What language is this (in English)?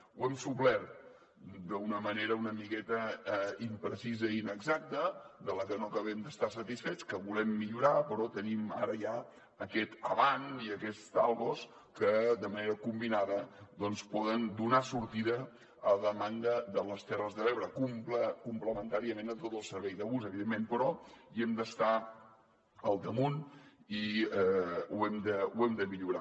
Catalan